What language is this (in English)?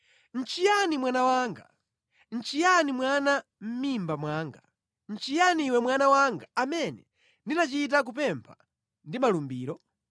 Nyanja